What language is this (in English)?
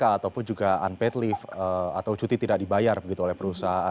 Indonesian